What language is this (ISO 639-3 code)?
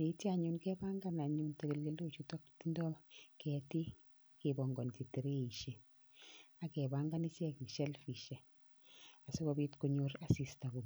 kln